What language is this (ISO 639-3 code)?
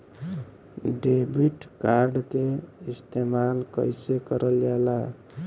bho